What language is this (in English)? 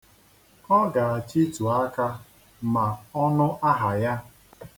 Igbo